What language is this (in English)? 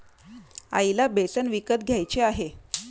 Marathi